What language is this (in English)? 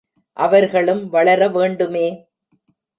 Tamil